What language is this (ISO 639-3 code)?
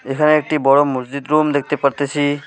ben